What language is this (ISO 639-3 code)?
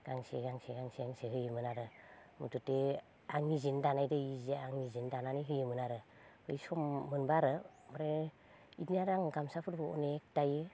brx